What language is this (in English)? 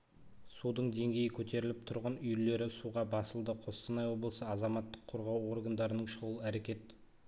Kazakh